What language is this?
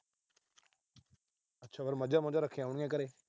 Punjabi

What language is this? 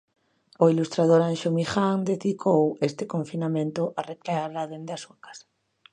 Galician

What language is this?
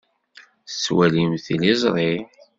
Kabyle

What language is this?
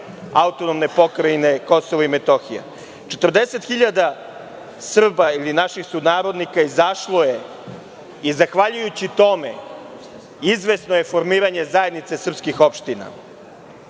Serbian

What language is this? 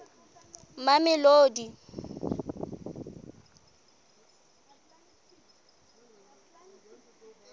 Southern Sotho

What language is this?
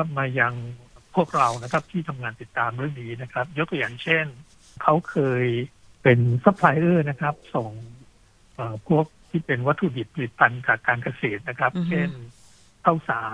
Thai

